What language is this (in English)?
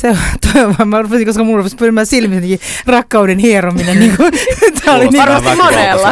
Finnish